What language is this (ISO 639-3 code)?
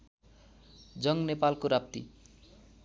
nep